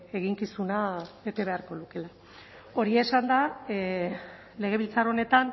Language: Basque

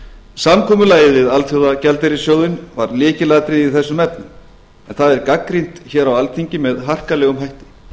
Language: Icelandic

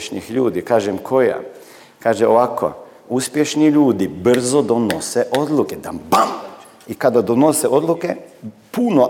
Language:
Croatian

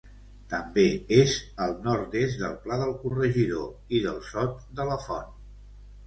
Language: Catalan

